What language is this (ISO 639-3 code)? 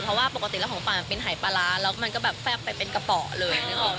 tha